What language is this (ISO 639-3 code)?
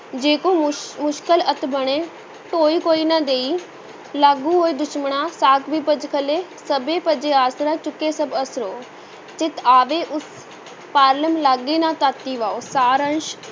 pan